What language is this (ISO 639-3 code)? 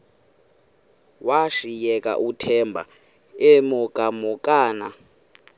xho